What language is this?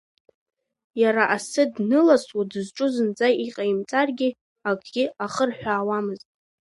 Abkhazian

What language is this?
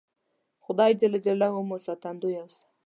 Pashto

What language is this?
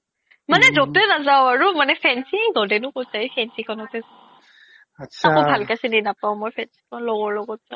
Assamese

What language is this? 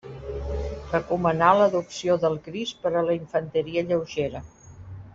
Catalan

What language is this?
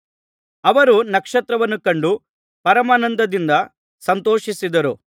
Kannada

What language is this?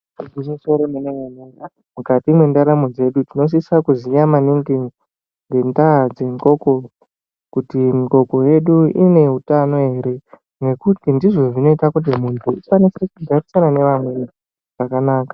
Ndau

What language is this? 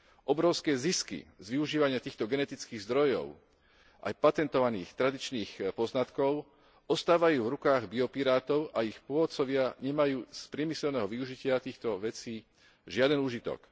Slovak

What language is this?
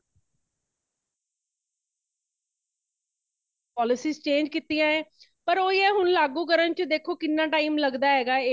Punjabi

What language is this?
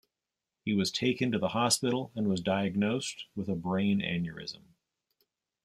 English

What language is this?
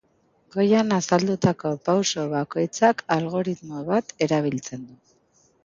Basque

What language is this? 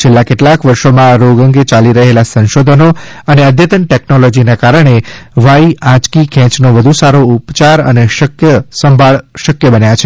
Gujarati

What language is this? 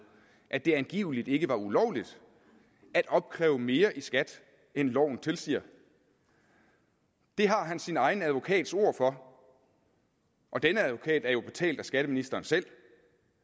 Danish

